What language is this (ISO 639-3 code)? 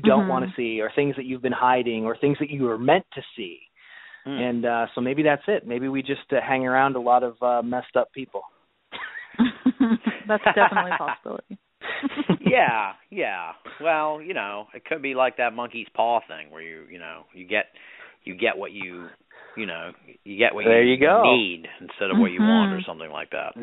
eng